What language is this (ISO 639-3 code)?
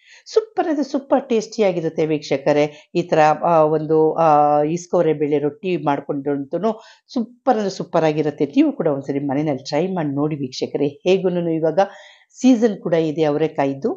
kan